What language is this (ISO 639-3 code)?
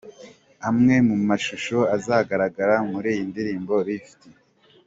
kin